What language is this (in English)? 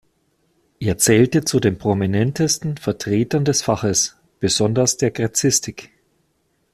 German